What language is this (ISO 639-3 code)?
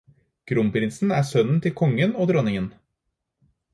nob